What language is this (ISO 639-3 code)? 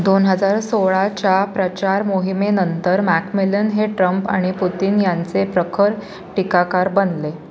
mar